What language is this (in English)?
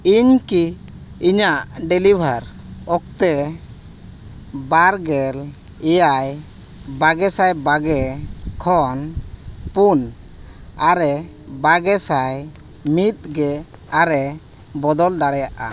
Santali